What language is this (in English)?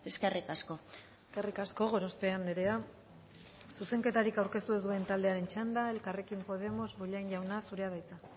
Basque